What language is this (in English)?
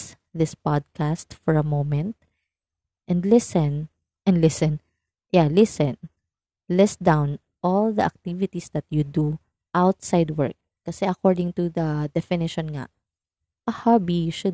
Filipino